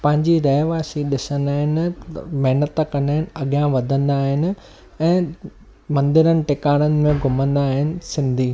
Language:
Sindhi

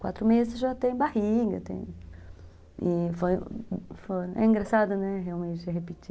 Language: Portuguese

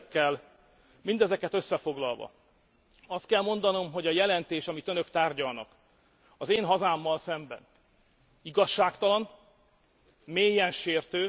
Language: Hungarian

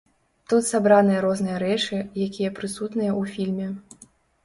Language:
Belarusian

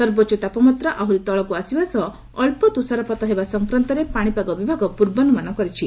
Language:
Odia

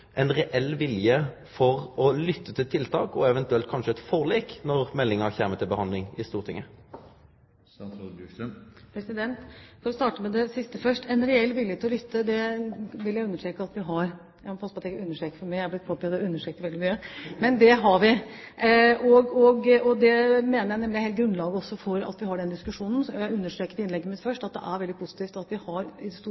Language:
Norwegian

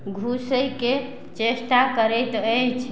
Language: Maithili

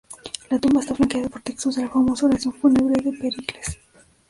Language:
Spanish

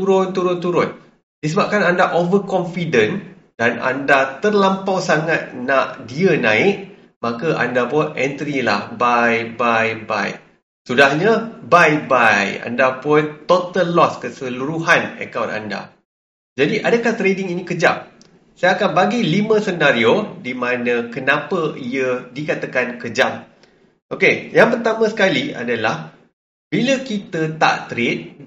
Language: Malay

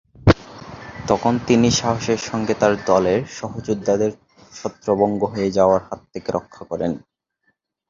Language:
Bangla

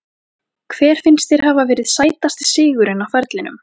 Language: Icelandic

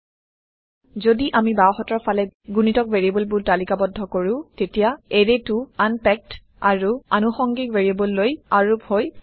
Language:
Assamese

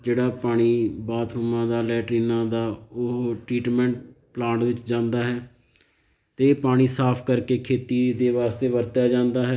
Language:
Punjabi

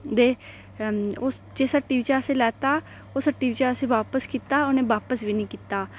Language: Dogri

